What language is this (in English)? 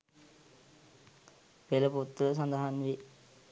Sinhala